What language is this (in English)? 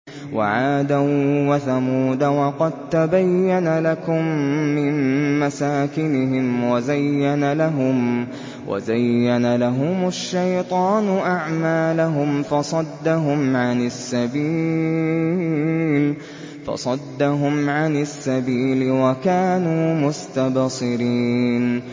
Arabic